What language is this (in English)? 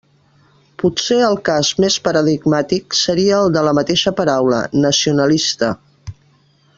Catalan